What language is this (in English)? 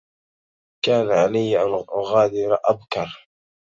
Arabic